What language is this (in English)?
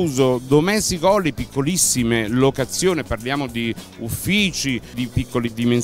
Italian